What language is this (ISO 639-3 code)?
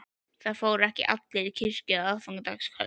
isl